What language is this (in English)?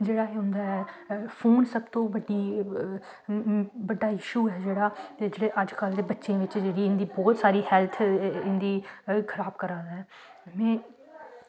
Dogri